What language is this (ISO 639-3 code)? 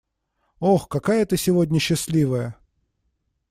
rus